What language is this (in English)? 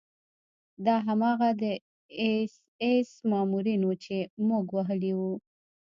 Pashto